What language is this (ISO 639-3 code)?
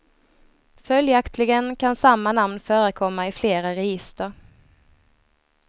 swe